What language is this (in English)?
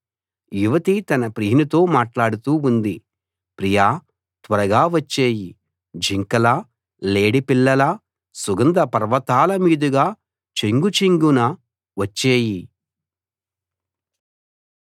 Telugu